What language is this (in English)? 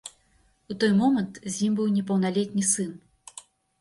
Belarusian